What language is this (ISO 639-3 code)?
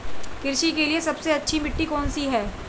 hin